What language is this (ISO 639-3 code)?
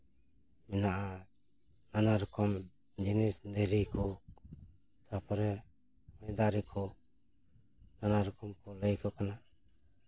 sat